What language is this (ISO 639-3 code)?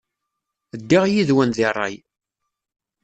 kab